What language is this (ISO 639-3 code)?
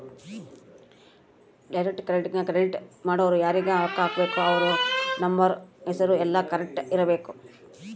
kan